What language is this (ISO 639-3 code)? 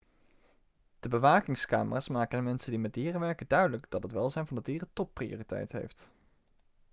nld